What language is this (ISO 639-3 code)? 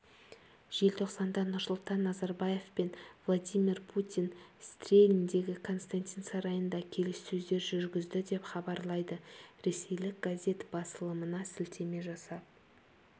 kaz